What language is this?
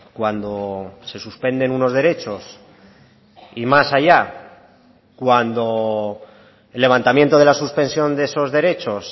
Spanish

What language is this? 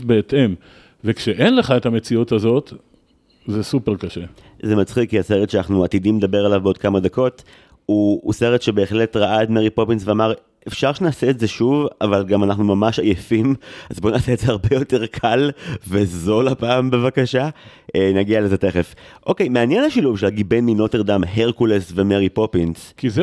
Hebrew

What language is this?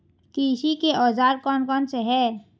Hindi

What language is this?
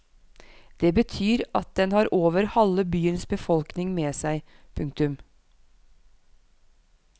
Norwegian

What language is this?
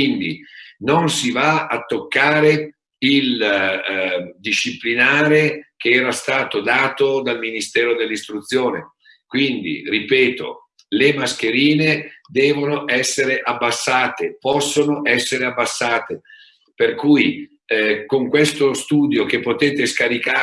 Italian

